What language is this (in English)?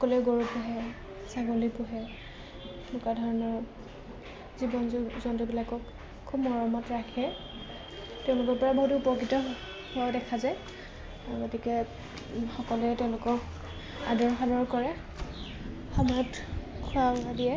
Assamese